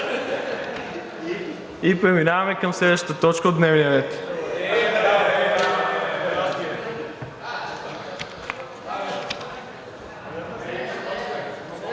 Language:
Bulgarian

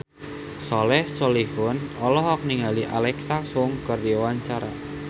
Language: Sundanese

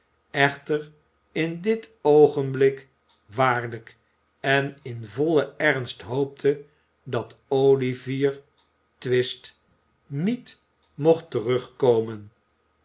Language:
Dutch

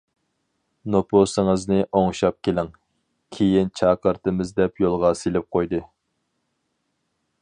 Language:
Uyghur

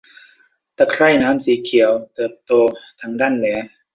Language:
Thai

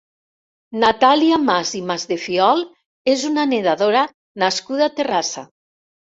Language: Catalan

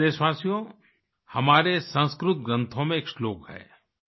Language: Hindi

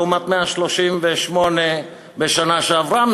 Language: Hebrew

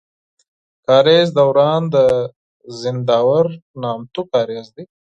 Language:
Pashto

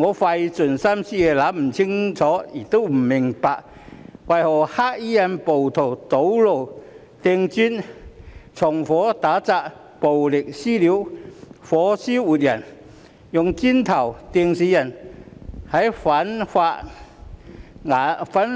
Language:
Cantonese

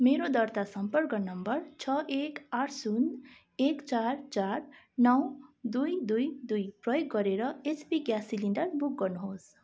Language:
Nepali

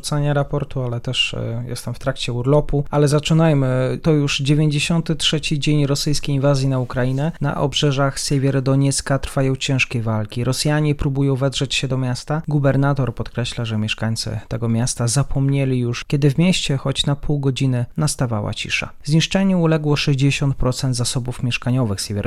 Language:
Polish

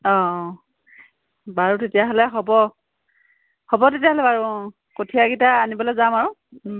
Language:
Assamese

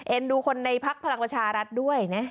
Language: Thai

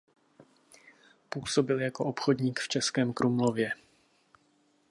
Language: Czech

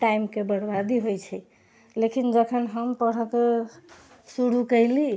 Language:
Maithili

